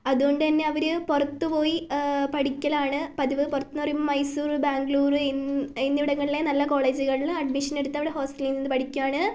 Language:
Malayalam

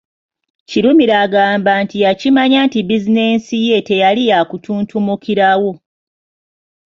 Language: Ganda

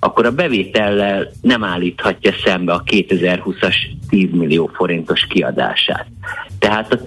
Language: Hungarian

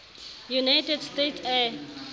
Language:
Southern Sotho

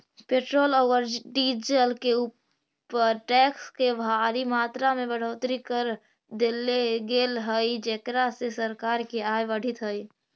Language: Magahi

